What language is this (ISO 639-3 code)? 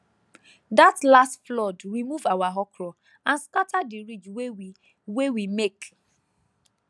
pcm